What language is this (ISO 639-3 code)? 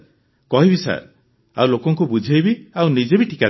ori